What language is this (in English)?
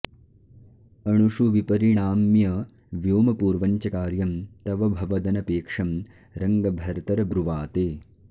Sanskrit